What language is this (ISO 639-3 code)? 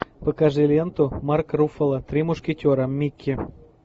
rus